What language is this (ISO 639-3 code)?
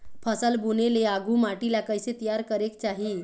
hne